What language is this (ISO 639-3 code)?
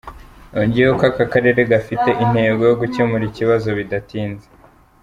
kin